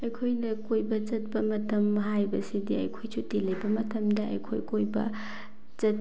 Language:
Manipuri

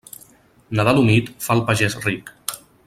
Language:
Catalan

